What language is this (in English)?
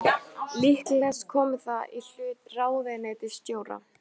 Icelandic